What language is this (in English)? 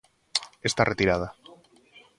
Galician